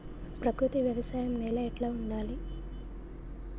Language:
Telugu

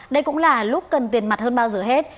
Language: Vietnamese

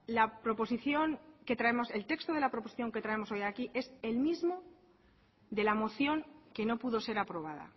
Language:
Spanish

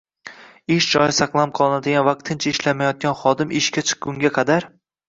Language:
Uzbek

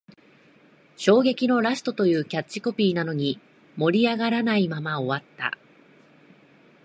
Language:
Japanese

